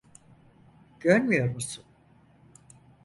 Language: Turkish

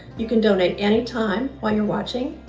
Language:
English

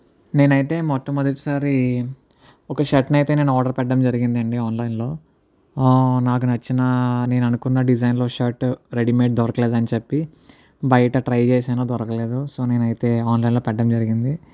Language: Telugu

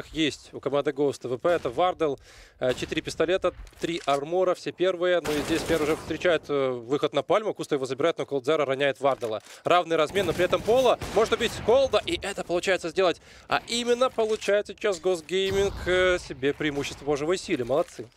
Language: Russian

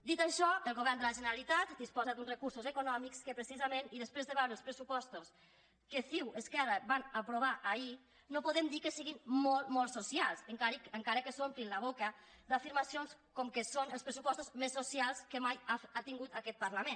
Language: Catalan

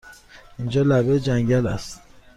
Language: Persian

